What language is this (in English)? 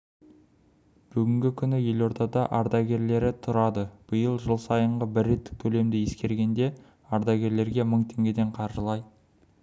Kazakh